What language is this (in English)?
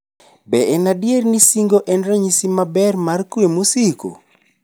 Luo (Kenya and Tanzania)